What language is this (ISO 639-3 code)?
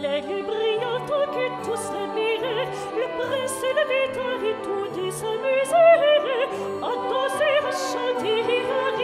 fra